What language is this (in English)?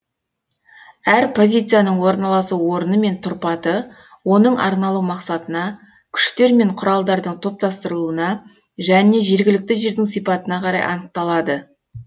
Kazakh